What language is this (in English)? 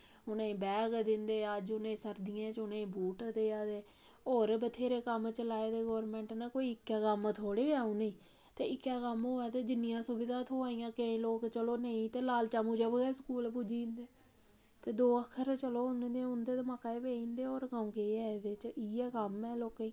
Dogri